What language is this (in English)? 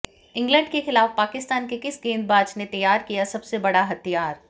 Hindi